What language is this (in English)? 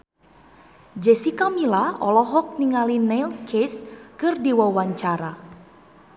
Sundanese